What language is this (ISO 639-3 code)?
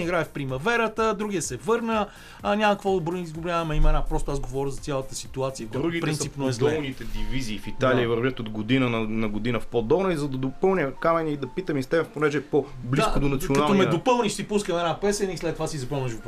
bul